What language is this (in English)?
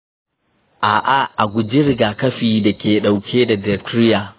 Hausa